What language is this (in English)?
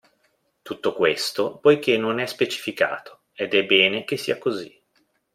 Italian